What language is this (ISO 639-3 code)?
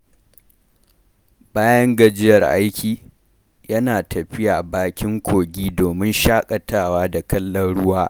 hau